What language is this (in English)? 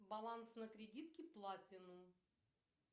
Russian